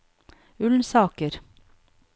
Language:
Norwegian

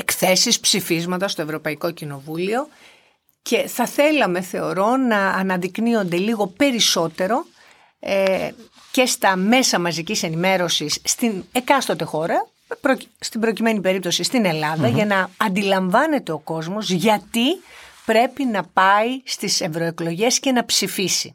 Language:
Greek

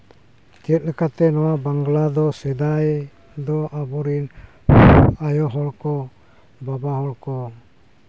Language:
Santali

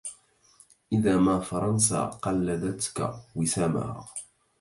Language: Arabic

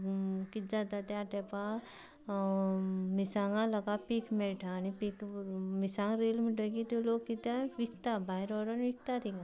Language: Konkani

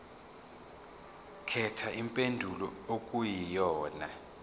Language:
Zulu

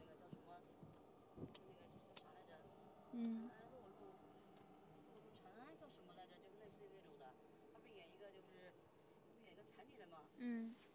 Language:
Chinese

